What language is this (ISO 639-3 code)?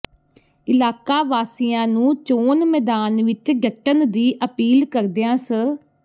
pan